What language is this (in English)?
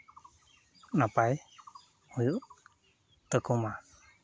Santali